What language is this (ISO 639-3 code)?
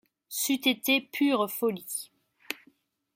fra